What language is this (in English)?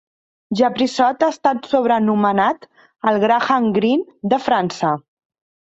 Catalan